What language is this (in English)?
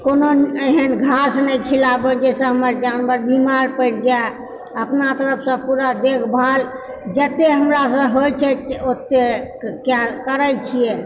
Maithili